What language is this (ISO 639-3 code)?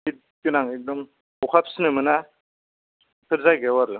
brx